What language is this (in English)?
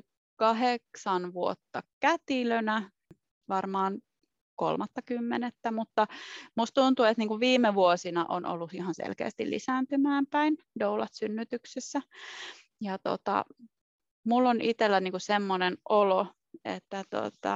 Finnish